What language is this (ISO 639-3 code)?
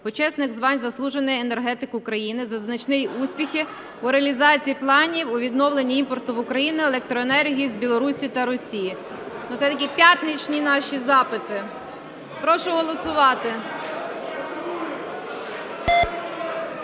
ukr